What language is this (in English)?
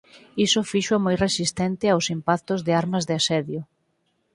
Galician